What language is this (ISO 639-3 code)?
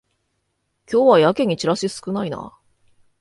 jpn